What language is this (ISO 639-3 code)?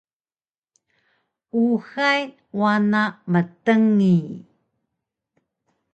trv